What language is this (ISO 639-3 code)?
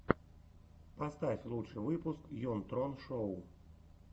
rus